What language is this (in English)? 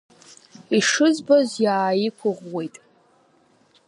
Abkhazian